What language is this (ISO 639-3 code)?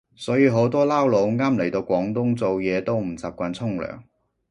yue